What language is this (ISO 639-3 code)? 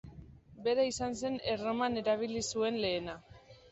eus